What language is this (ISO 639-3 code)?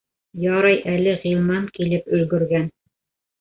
bak